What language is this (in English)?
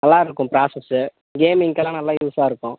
Tamil